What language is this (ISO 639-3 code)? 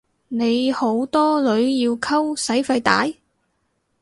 yue